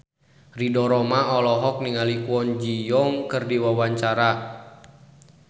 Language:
Sundanese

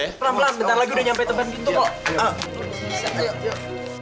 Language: Indonesian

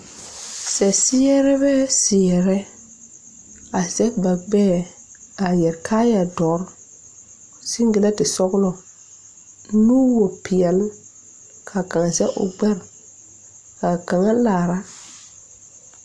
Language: Southern Dagaare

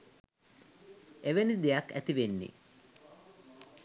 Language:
Sinhala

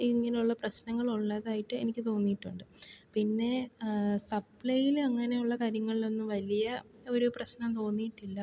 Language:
Malayalam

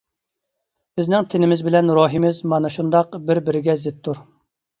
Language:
Uyghur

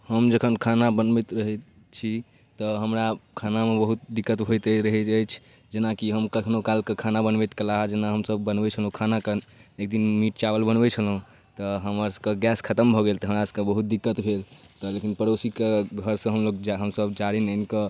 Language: Maithili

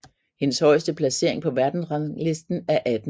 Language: Danish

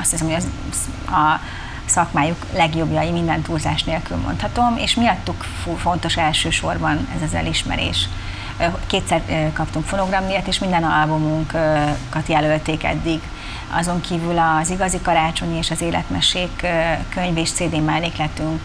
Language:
Hungarian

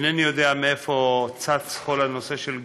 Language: Hebrew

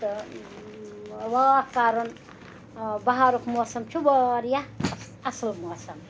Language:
Kashmiri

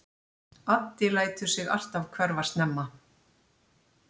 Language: Icelandic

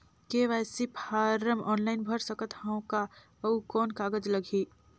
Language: Chhattisgarhi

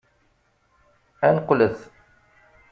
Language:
Kabyle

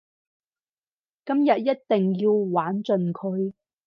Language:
Cantonese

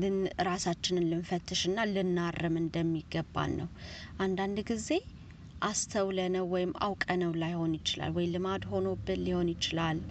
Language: Amharic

